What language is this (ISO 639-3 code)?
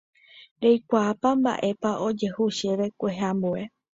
grn